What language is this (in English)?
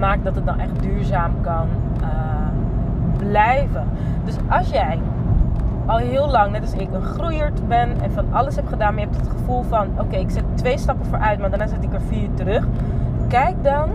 Dutch